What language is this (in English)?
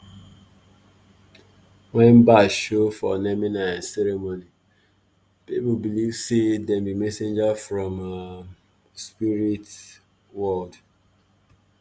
Nigerian Pidgin